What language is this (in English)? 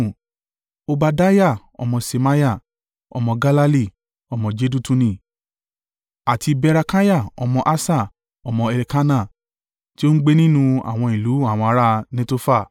Yoruba